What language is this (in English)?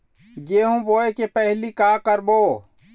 Chhattisgarhi